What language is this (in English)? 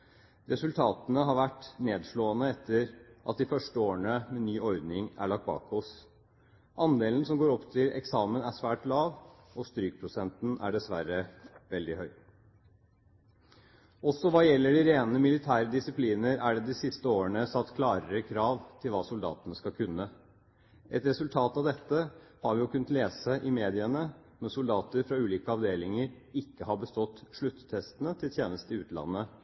Norwegian Bokmål